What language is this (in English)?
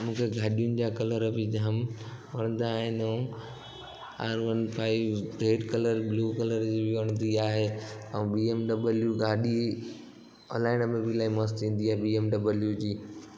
Sindhi